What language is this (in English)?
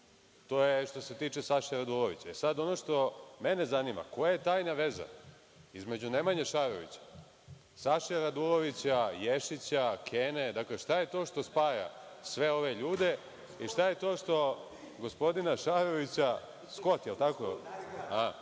Serbian